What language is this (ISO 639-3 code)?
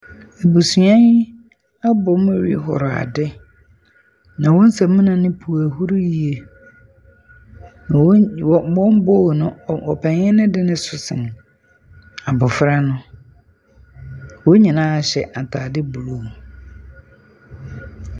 aka